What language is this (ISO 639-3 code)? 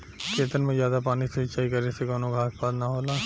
bho